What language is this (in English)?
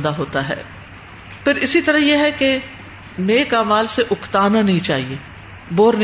Urdu